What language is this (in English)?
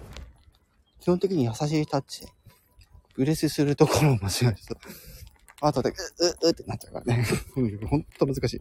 Japanese